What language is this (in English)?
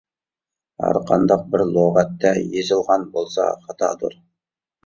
Uyghur